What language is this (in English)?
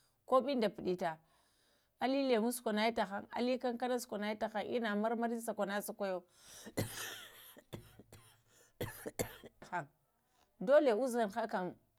Lamang